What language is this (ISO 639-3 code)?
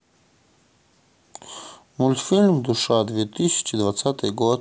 rus